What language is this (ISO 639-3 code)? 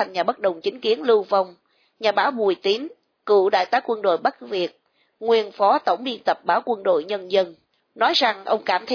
vie